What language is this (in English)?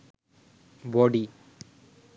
Bangla